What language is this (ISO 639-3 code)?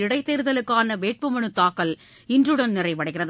tam